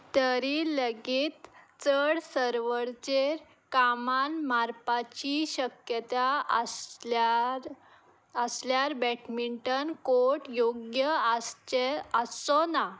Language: Konkani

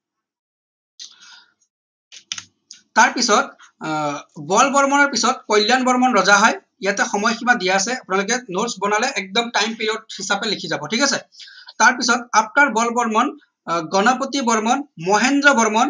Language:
Assamese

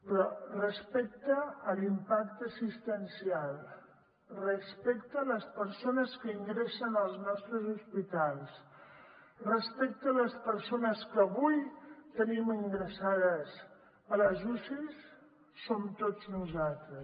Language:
Catalan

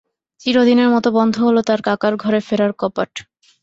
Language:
Bangla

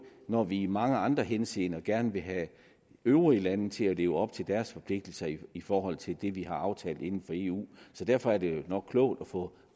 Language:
Danish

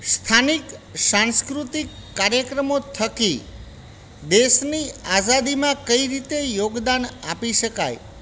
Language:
Gujarati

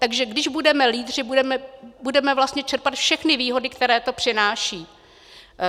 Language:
Czech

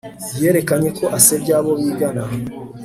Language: Kinyarwanda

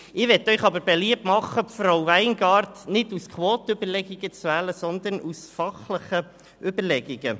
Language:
Swiss German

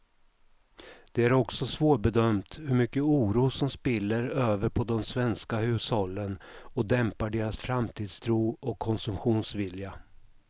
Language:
Swedish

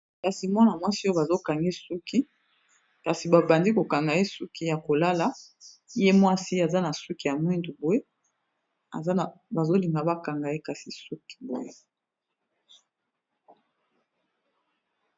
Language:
Lingala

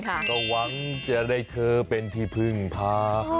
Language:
Thai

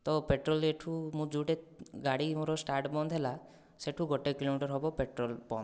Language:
Odia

